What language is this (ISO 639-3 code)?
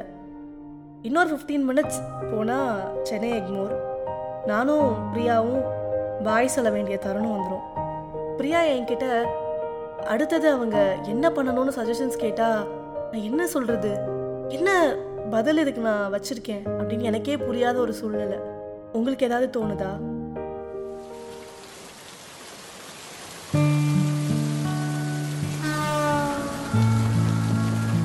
tam